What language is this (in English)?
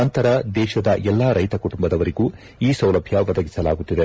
Kannada